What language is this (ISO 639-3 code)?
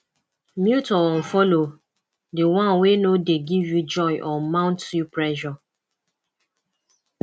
pcm